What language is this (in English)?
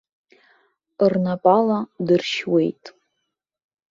Abkhazian